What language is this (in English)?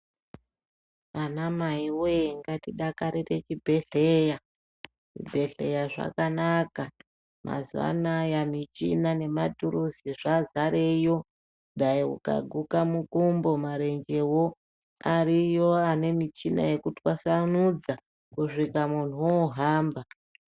Ndau